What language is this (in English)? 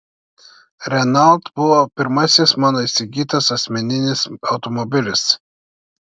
Lithuanian